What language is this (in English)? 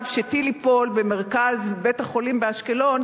Hebrew